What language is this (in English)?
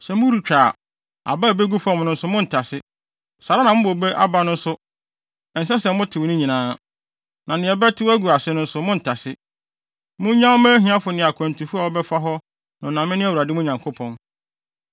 Akan